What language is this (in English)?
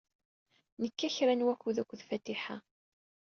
Kabyle